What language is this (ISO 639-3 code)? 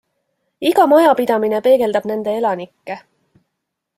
est